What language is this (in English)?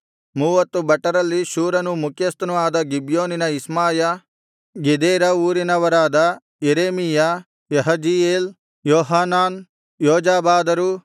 Kannada